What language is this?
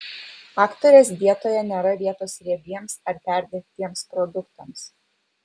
Lithuanian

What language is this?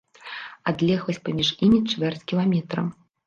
Belarusian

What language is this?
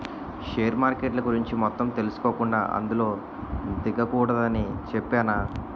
Telugu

